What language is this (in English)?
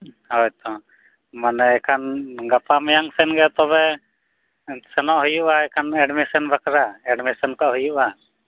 Santali